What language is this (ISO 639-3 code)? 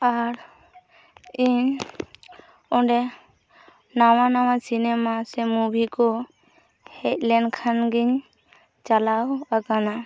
sat